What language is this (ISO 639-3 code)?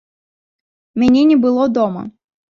bel